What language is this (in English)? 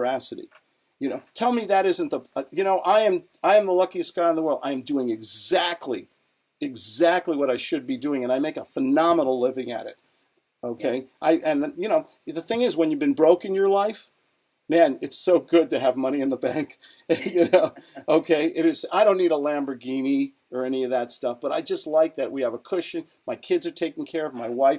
English